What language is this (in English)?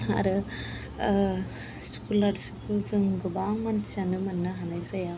Bodo